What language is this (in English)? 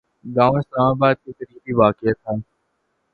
Urdu